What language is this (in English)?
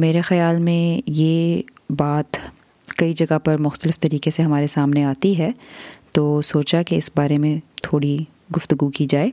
Urdu